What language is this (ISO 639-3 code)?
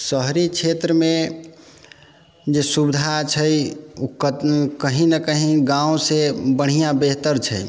mai